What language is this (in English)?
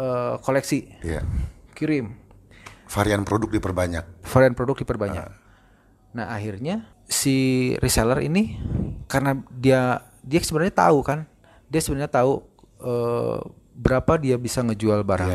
Indonesian